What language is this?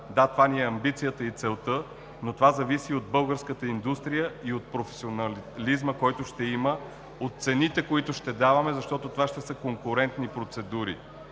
Bulgarian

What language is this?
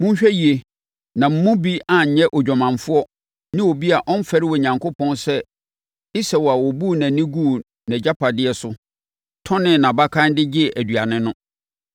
Akan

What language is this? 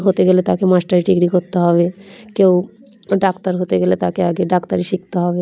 Bangla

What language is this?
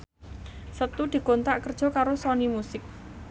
Javanese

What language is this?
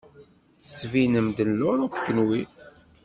Kabyle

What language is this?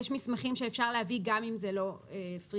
Hebrew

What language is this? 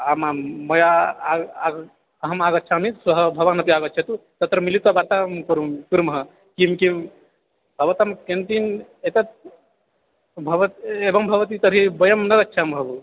Sanskrit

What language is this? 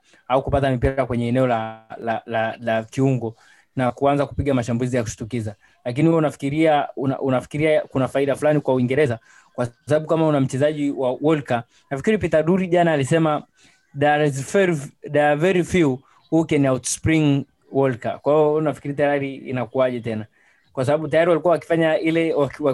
Swahili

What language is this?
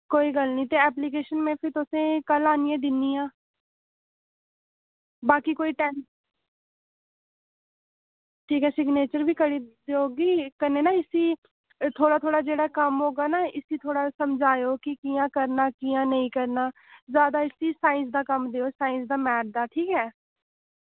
Dogri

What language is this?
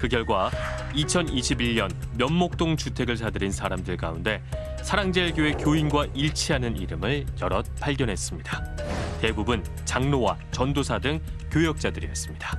Korean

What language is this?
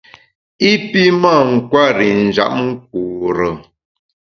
Bamun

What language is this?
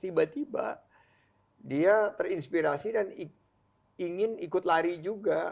Indonesian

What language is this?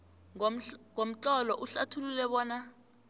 South Ndebele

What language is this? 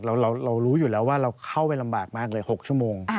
Thai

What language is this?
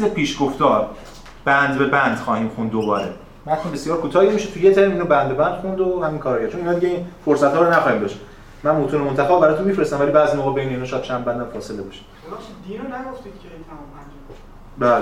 Persian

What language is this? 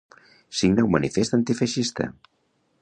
Catalan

